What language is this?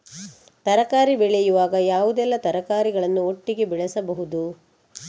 Kannada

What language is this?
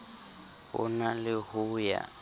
Southern Sotho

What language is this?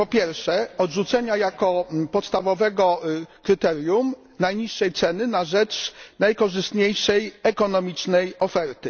Polish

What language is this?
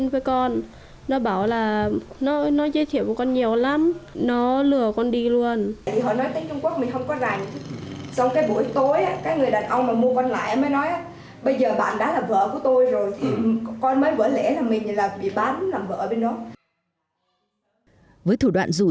Vietnamese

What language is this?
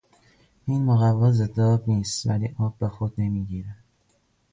Persian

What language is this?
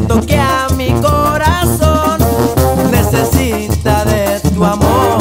Italian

